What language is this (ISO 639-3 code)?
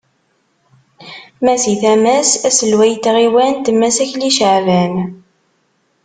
kab